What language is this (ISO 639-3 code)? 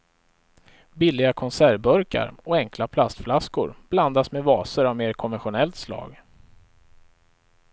swe